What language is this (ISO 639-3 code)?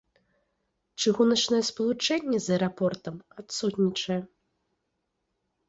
bel